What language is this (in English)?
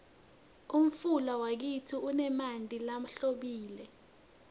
Swati